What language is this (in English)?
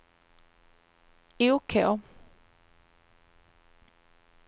Swedish